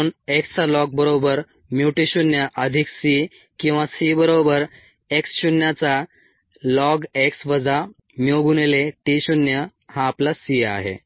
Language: Marathi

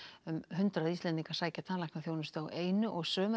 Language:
Icelandic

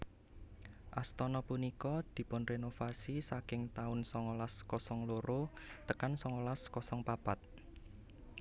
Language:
Javanese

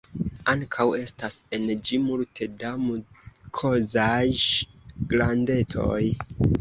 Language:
Esperanto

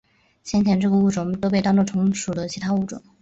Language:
Chinese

